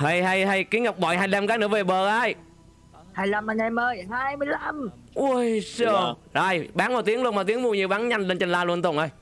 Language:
Vietnamese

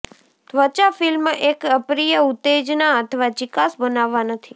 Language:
Gujarati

